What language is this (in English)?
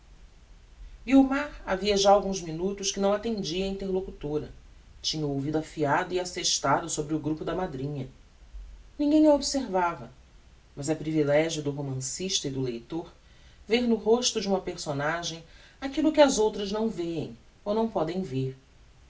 Portuguese